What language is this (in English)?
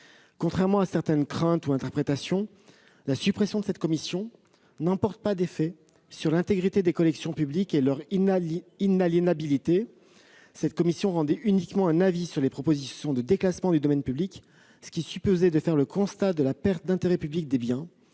French